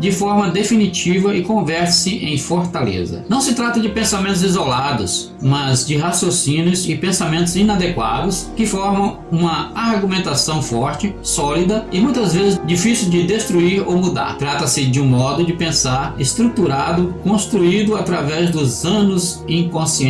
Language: Portuguese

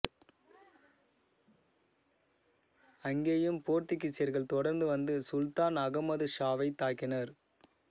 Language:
Tamil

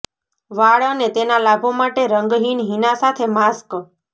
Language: Gujarati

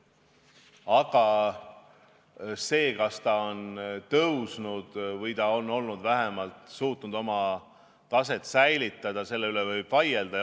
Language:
Estonian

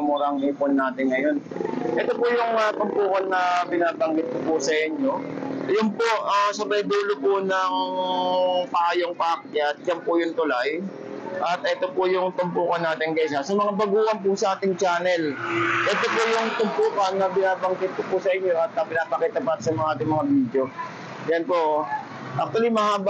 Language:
Filipino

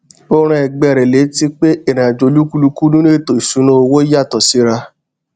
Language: Yoruba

